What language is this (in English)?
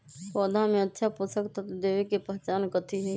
Magahi